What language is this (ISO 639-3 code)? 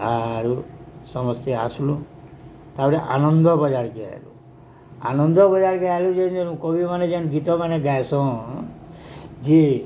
ori